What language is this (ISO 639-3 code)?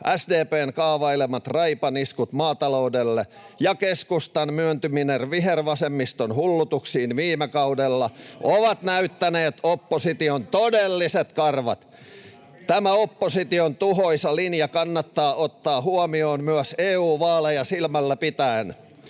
fin